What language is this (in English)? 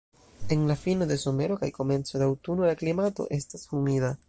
Esperanto